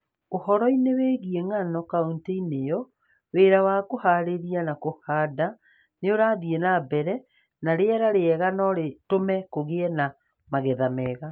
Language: Kikuyu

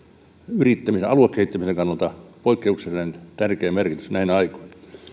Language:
Finnish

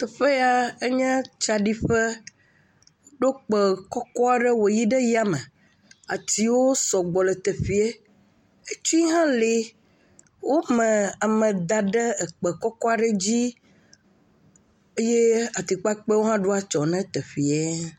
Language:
Ewe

